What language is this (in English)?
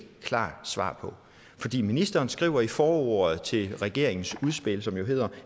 Danish